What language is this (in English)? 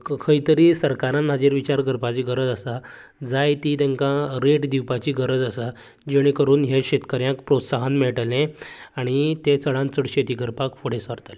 Konkani